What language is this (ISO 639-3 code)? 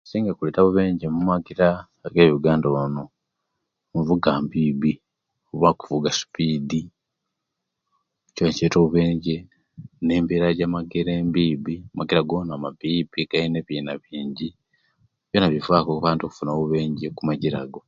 lke